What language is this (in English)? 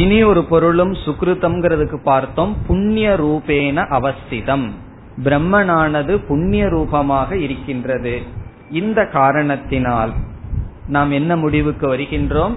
Tamil